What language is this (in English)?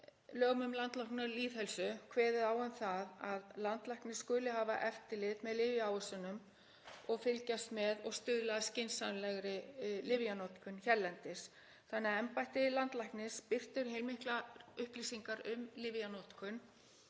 Icelandic